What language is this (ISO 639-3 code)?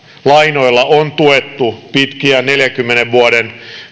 fin